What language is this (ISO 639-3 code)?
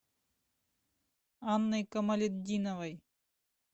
rus